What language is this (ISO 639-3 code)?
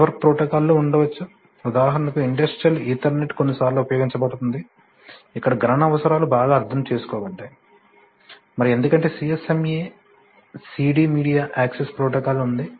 tel